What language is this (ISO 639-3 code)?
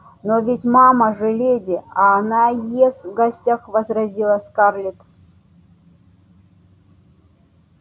rus